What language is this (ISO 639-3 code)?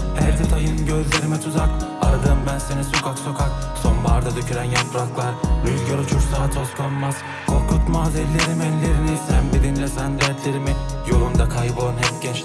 tur